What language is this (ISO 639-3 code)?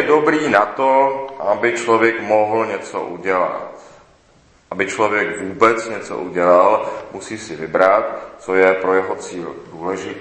ces